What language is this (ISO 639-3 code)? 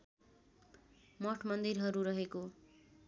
nep